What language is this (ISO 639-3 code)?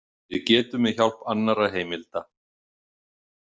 isl